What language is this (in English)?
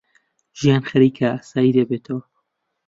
Central Kurdish